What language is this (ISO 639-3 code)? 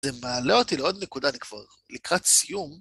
heb